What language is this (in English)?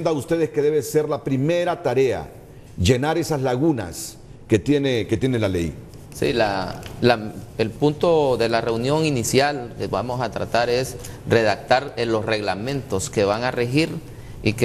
Spanish